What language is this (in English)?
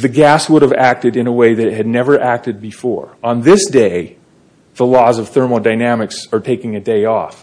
English